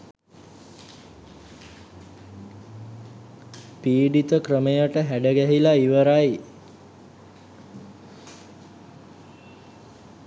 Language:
Sinhala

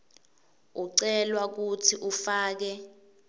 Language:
Swati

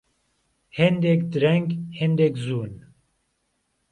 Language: Central Kurdish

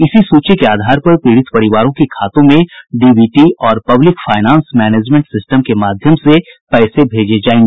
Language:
Hindi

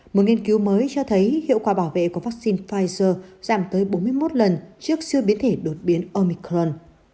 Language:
Vietnamese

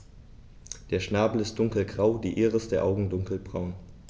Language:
German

